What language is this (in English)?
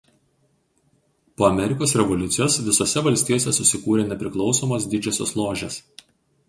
Lithuanian